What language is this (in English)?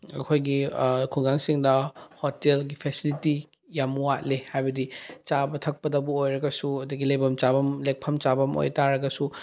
Manipuri